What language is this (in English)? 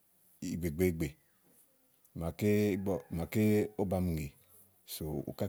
Igo